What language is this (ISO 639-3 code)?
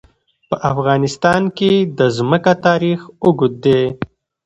pus